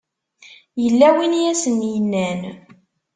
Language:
Kabyle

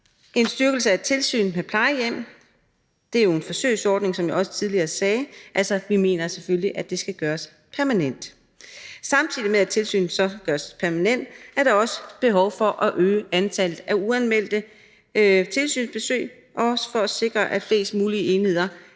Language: Danish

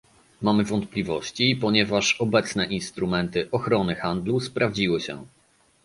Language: Polish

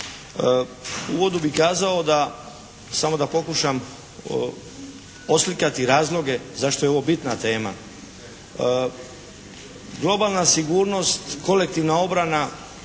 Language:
Croatian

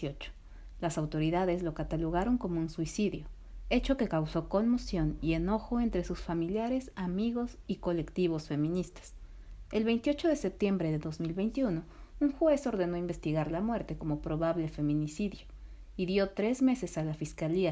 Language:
Spanish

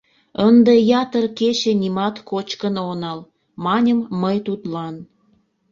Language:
Mari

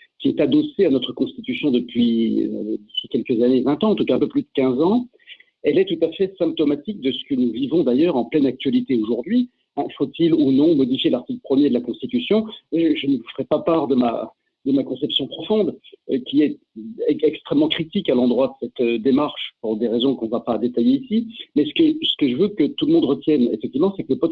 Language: French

